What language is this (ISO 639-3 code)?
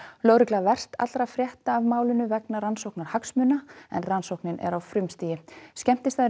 isl